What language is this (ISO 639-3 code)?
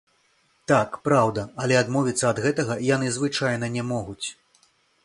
bel